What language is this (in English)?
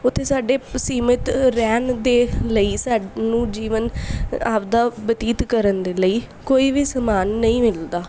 Punjabi